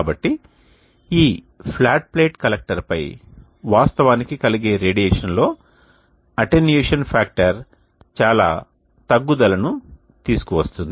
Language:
Telugu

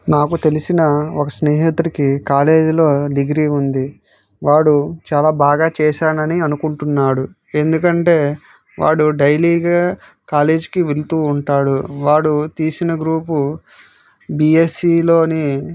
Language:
Telugu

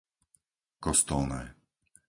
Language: Slovak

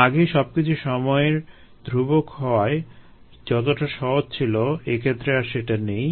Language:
Bangla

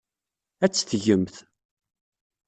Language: Kabyle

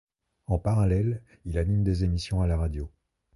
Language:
French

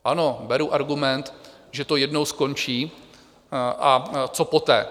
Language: Czech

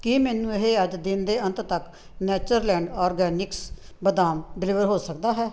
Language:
Punjabi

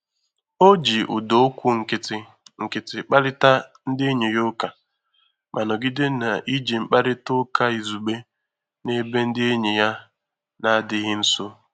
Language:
Igbo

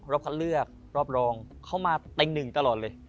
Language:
Thai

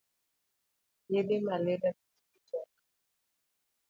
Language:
Luo (Kenya and Tanzania)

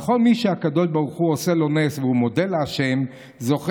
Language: Hebrew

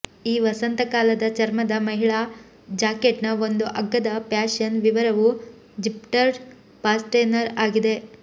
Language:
Kannada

